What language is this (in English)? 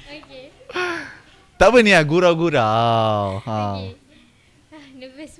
Malay